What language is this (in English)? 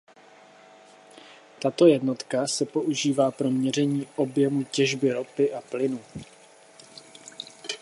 Czech